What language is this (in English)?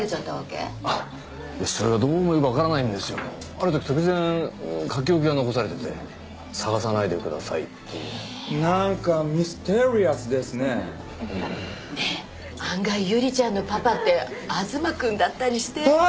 Japanese